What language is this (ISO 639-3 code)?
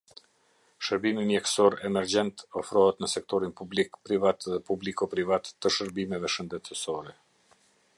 sqi